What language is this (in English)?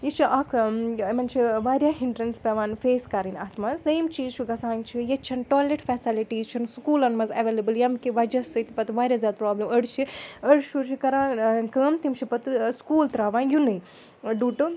Kashmiri